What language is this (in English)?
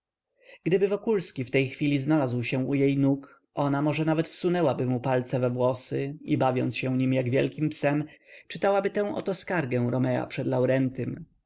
Polish